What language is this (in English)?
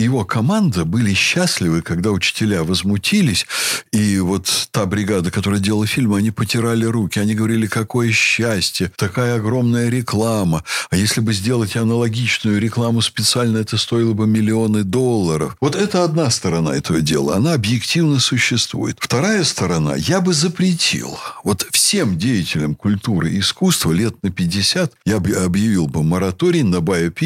Russian